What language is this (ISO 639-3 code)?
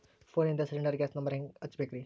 kan